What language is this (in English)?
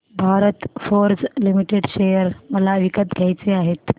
Marathi